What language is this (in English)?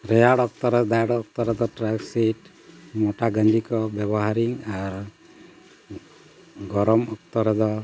Santali